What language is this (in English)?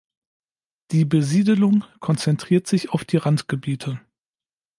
German